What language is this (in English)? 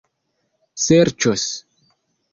Esperanto